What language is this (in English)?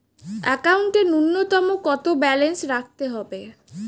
Bangla